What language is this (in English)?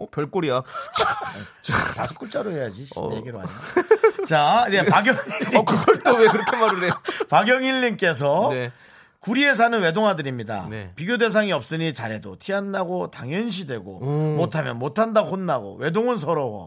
Korean